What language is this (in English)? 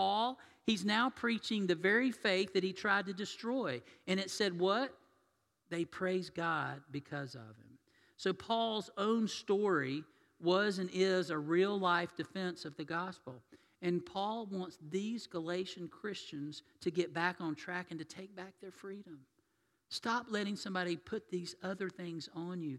English